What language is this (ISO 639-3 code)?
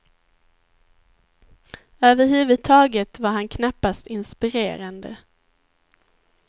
swe